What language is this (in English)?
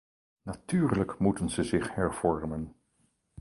Dutch